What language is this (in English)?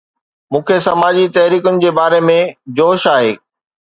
Sindhi